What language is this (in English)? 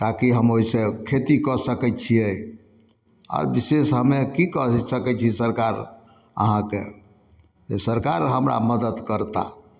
Maithili